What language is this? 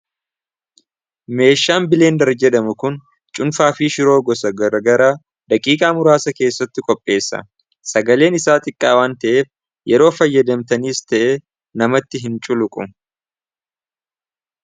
Oromo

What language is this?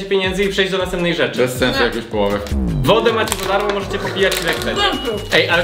Polish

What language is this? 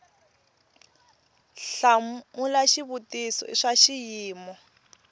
Tsonga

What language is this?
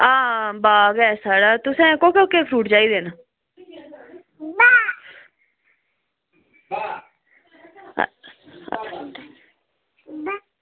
Dogri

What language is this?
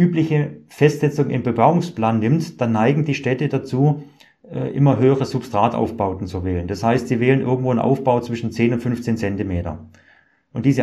German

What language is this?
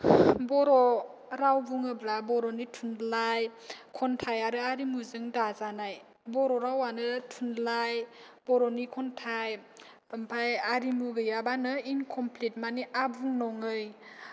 Bodo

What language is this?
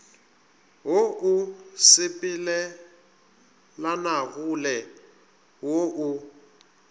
Northern Sotho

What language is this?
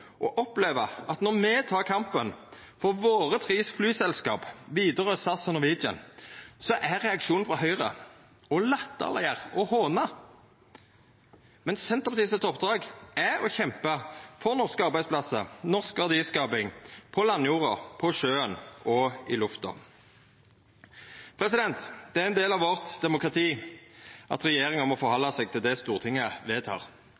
Norwegian Nynorsk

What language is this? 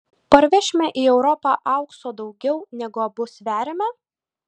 Lithuanian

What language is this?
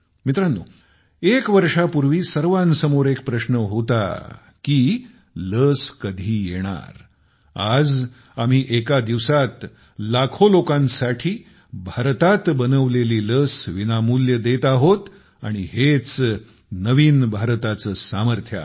Marathi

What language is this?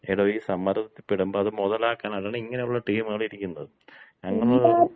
Malayalam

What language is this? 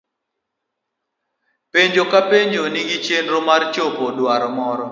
Luo (Kenya and Tanzania)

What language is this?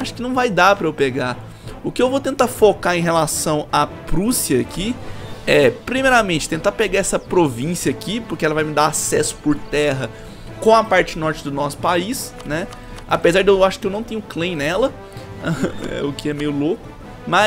Portuguese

